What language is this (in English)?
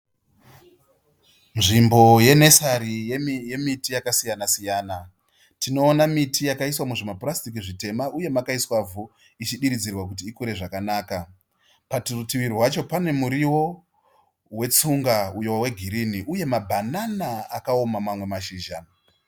Shona